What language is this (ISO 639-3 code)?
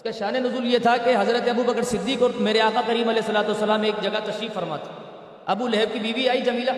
urd